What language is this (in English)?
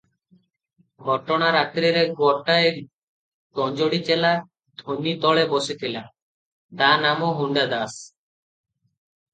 Odia